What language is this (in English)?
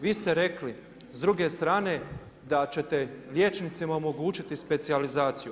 Croatian